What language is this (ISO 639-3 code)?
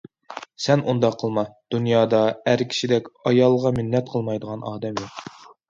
uig